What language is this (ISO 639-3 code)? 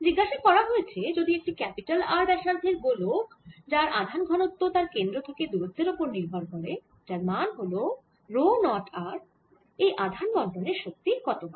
ben